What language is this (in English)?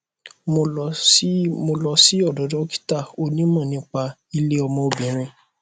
Yoruba